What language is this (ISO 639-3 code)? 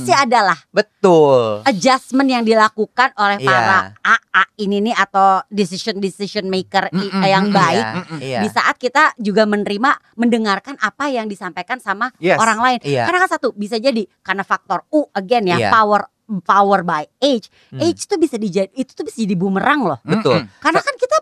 ind